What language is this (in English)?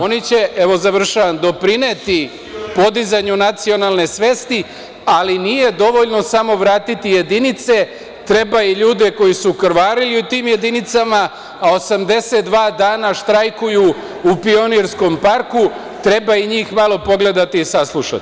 Serbian